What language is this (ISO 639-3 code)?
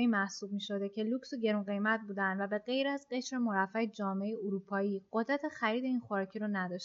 fas